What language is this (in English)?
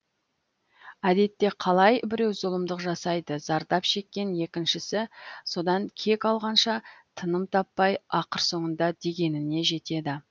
Kazakh